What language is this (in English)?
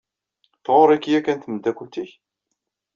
Kabyle